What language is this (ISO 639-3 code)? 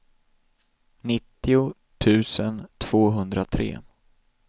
swe